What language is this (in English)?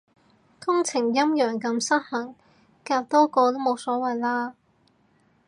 Cantonese